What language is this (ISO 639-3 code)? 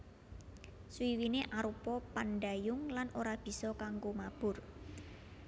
jav